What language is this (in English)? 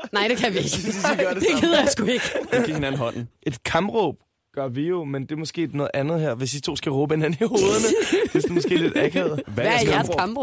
Danish